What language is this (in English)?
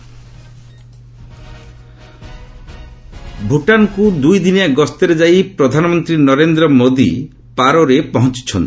Odia